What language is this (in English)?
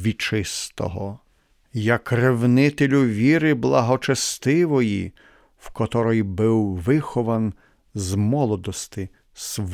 Ukrainian